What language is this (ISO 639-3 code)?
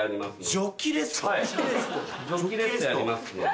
jpn